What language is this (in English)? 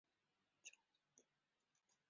Chinese